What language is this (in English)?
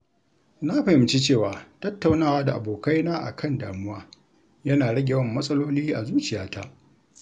Hausa